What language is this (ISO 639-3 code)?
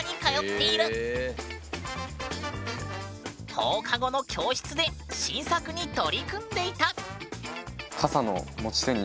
jpn